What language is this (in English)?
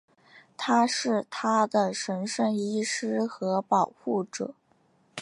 Chinese